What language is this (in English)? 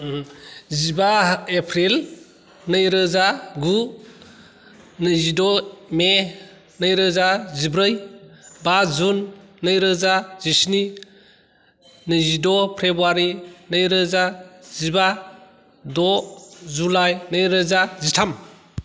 Bodo